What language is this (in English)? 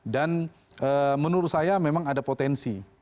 Indonesian